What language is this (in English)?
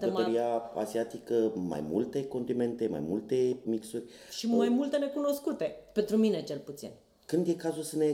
Romanian